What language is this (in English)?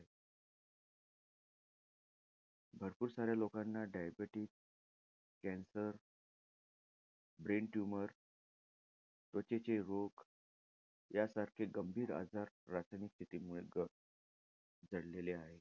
Marathi